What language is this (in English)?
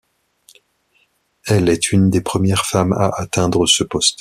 French